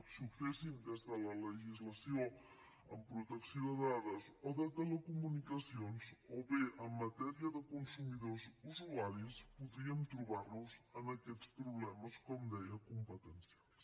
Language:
Catalan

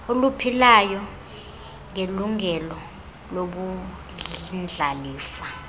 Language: Xhosa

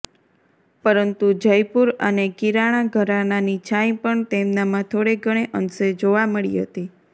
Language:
Gujarati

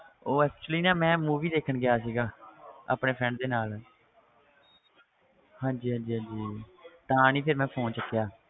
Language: Punjabi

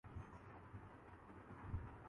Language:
Urdu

